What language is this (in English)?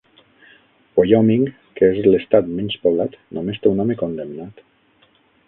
Catalan